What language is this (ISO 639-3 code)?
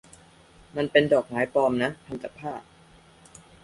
tha